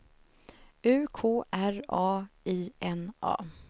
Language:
Swedish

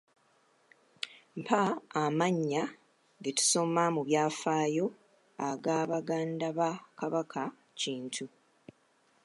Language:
Ganda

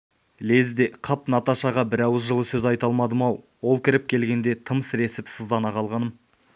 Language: Kazakh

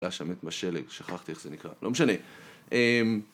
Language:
Hebrew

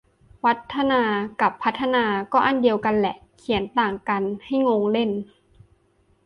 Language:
Thai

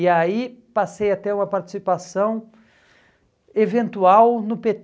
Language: Portuguese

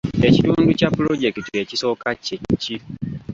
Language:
Ganda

